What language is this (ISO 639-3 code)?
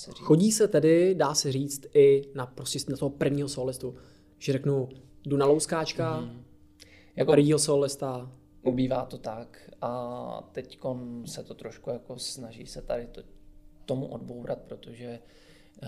ces